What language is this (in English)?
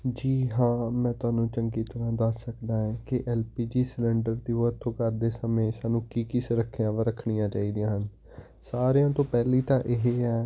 Punjabi